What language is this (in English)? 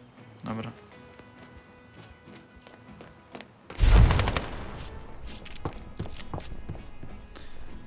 Polish